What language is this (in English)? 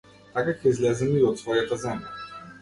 Macedonian